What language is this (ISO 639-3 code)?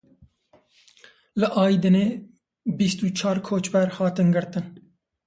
kur